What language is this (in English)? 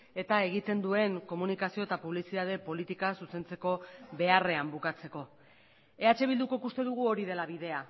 Basque